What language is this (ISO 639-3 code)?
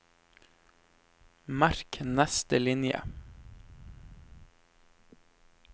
nor